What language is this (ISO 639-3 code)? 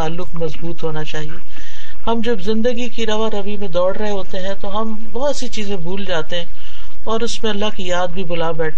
urd